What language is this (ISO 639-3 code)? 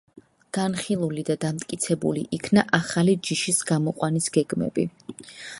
kat